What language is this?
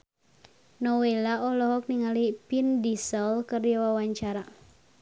Sundanese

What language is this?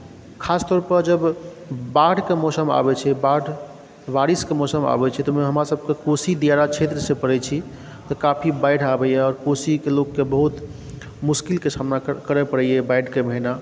Maithili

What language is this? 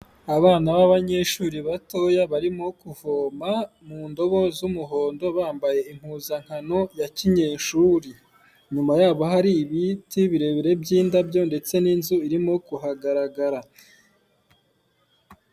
Kinyarwanda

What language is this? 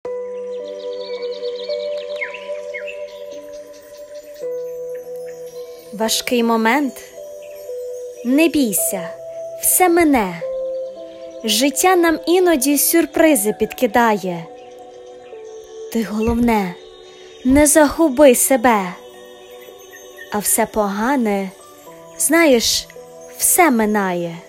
Ukrainian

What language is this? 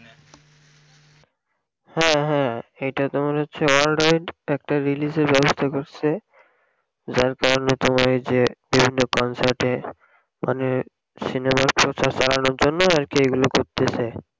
Bangla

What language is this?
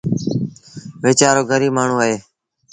Sindhi Bhil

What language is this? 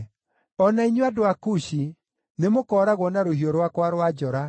Kikuyu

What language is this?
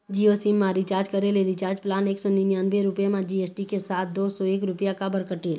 Chhattisgarhi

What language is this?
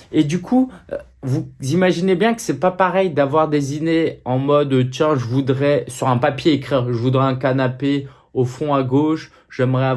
French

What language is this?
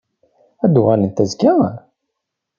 Kabyle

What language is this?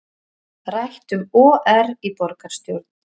Icelandic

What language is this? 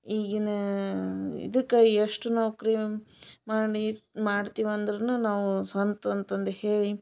Kannada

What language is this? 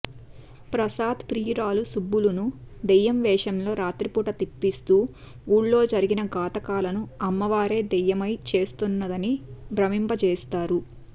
Telugu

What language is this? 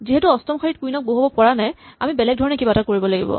Assamese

